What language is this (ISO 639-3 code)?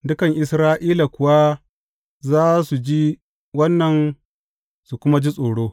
hau